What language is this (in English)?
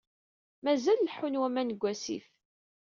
Kabyle